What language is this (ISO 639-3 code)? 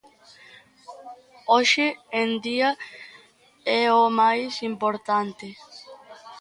glg